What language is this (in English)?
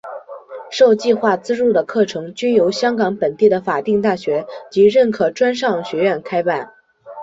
Chinese